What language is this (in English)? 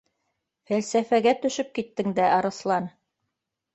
Bashkir